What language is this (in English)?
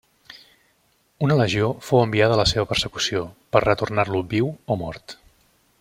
Catalan